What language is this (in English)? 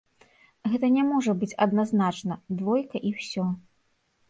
Belarusian